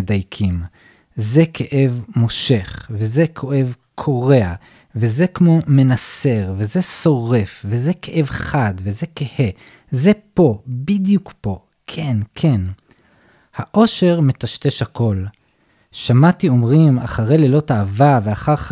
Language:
Hebrew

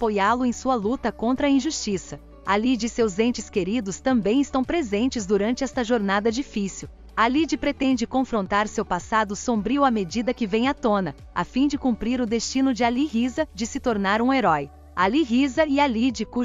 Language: Portuguese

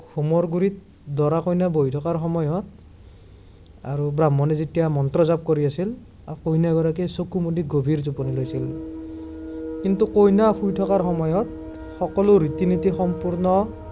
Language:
Assamese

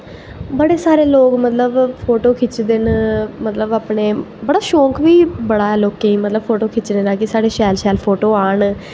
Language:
Dogri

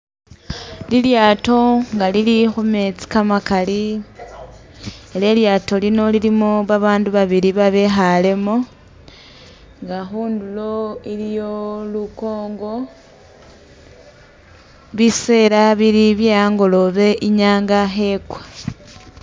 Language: Masaaba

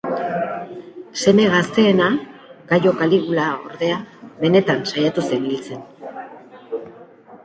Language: Basque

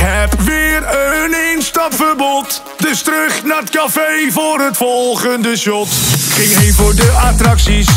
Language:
Dutch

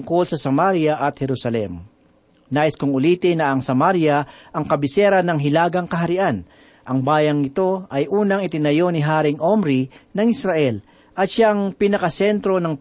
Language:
Filipino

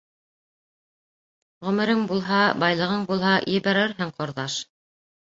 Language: Bashkir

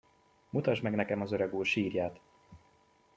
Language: Hungarian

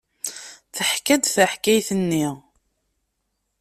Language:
Kabyle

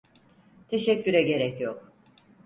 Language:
Turkish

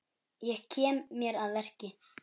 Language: Icelandic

